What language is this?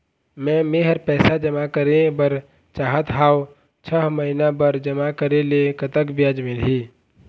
Chhattisgarhi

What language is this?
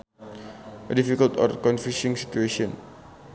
Sundanese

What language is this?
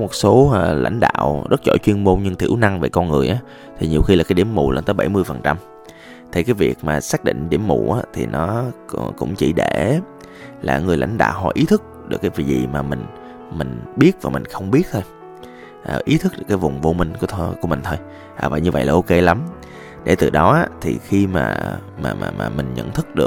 Vietnamese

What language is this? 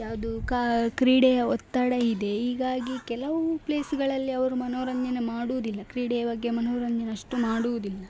Kannada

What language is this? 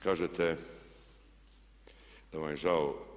Croatian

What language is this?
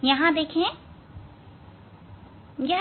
Hindi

